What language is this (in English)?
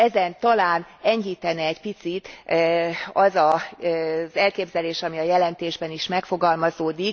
Hungarian